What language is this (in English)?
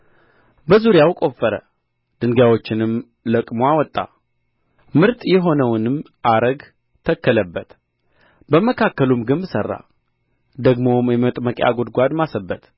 Amharic